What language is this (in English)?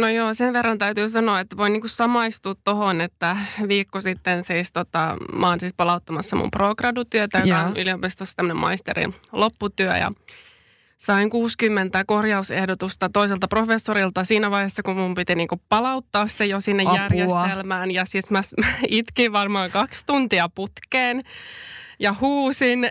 Finnish